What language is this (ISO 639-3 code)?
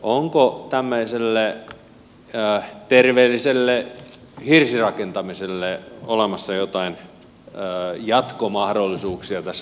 fin